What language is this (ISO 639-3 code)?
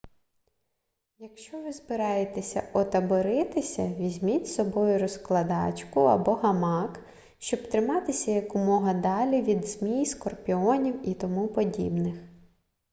ukr